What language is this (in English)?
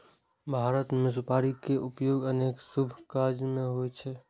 Maithili